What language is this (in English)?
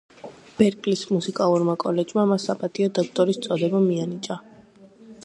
Georgian